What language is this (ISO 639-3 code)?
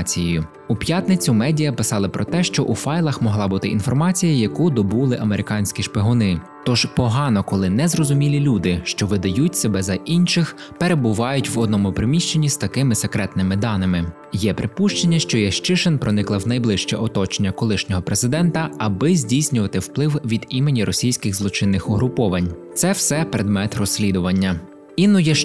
ukr